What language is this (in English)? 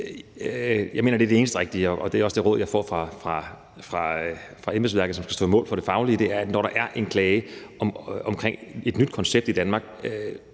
Danish